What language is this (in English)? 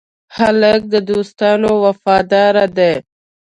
Pashto